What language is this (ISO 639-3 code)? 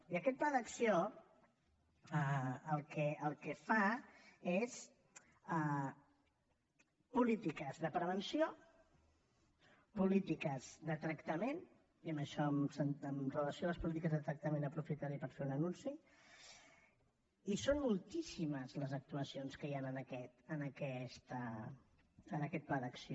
cat